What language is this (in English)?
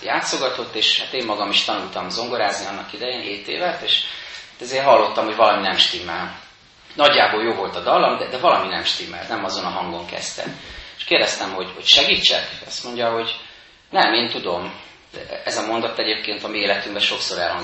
Hungarian